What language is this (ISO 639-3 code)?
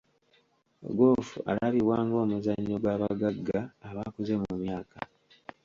lug